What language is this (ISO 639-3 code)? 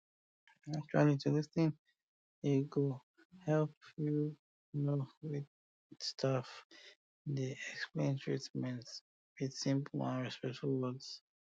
pcm